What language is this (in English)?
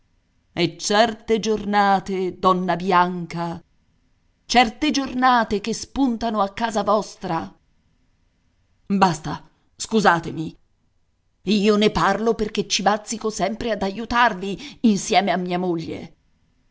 Italian